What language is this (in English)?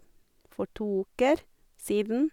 Norwegian